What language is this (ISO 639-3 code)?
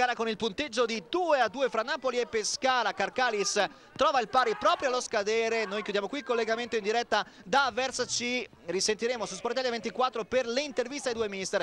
ita